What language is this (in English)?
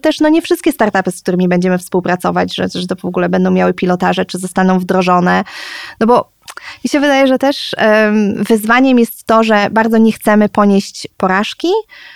Polish